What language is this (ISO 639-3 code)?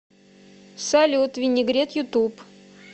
rus